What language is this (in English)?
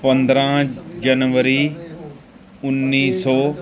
Punjabi